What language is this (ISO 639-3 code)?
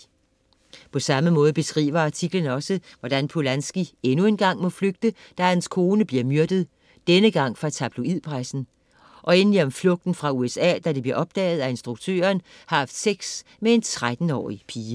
dan